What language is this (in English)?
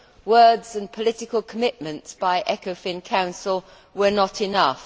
English